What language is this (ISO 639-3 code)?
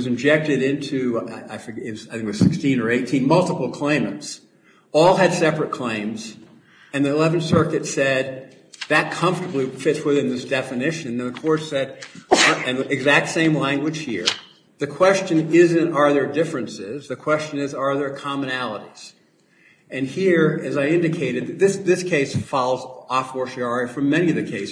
eng